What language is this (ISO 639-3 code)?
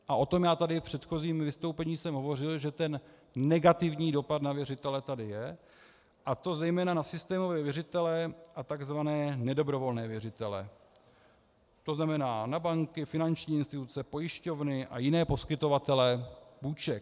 ces